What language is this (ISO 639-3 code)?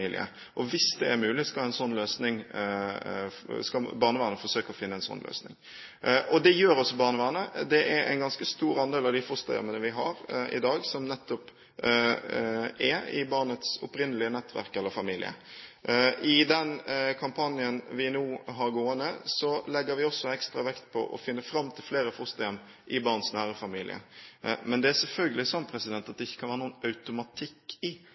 nob